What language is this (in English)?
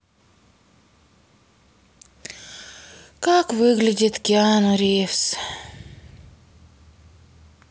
Russian